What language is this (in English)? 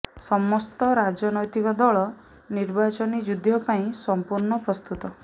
Odia